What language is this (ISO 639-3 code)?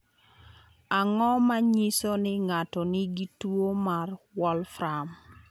luo